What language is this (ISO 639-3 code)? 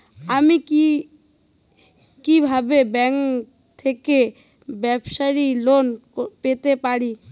ben